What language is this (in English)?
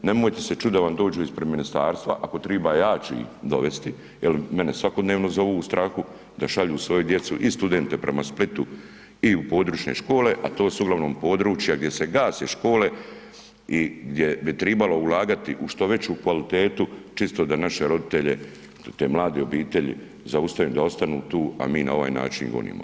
Croatian